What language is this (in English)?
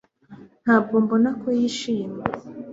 Kinyarwanda